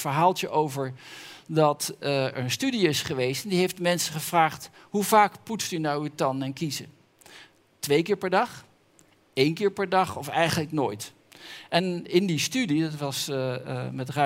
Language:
Dutch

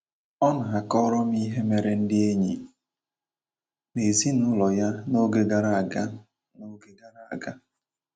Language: Igbo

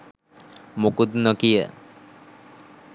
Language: Sinhala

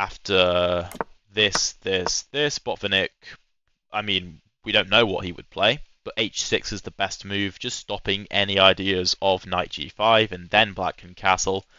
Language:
English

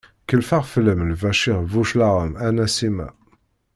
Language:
Kabyle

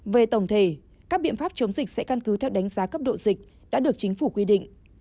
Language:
Vietnamese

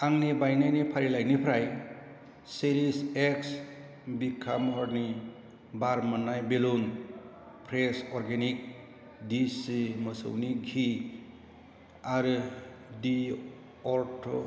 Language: Bodo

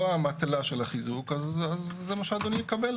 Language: Hebrew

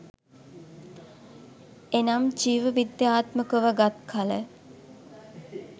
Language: Sinhala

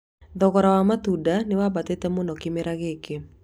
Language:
Kikuyu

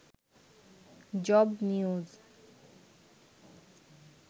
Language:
Bangla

